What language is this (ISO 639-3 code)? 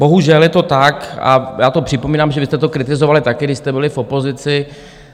ces